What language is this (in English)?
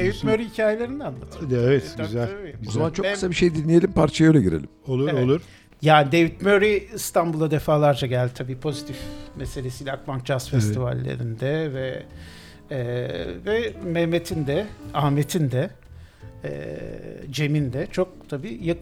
Turkish